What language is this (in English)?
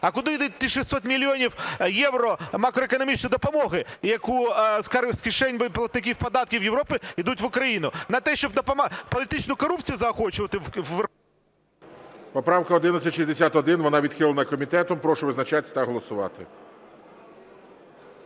Ukrainian